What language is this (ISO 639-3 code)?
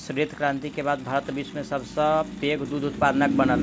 mai